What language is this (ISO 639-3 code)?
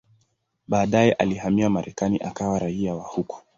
swa